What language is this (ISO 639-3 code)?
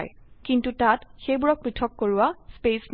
asm